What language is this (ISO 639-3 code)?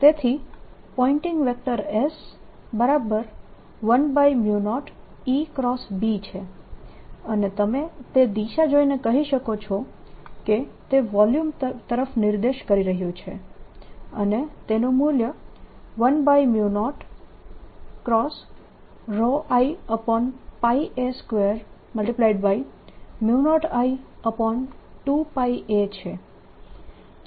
guj